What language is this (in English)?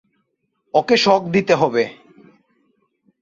Bangla